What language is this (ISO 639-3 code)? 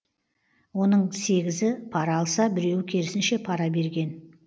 kaz